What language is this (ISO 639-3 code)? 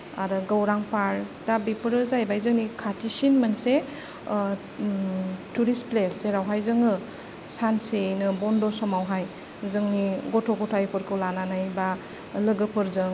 brx